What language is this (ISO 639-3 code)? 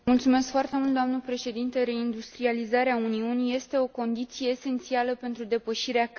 ron